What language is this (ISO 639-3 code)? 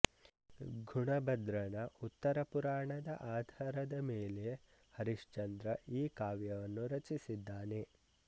kan